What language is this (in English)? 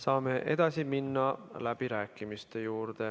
Estonian